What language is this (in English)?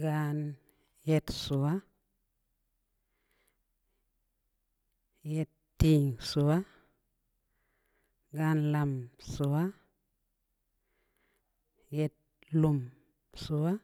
Samba Leko